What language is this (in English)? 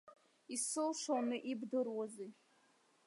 Abkhazian